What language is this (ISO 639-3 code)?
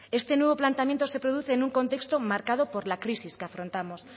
spa